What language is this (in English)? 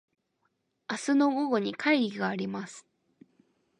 Japanese